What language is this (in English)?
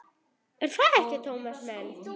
Icelandic